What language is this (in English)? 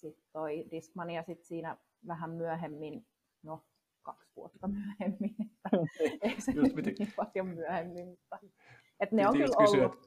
Finnish